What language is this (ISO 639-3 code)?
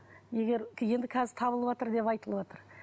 kaz